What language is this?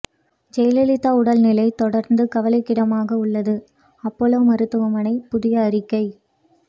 Tamil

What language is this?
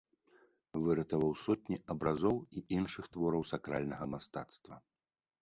Belarusian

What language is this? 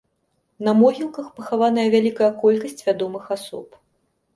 Belarusian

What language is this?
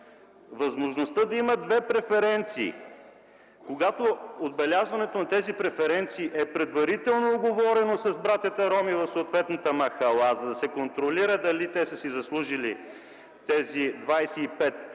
Bulgarian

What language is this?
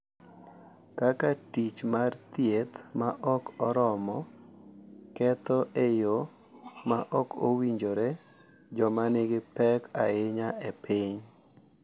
Luo (Kenya and Tanzania)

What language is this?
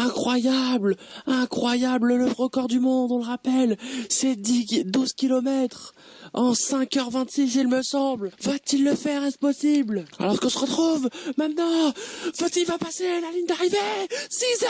French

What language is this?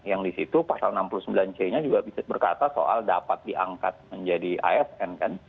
Indonesian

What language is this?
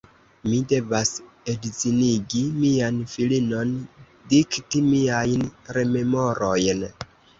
Esperanto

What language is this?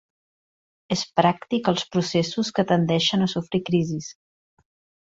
Catalan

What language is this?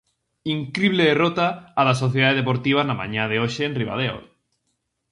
Galician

